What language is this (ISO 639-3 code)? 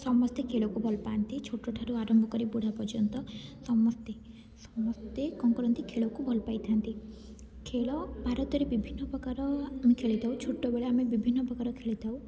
ori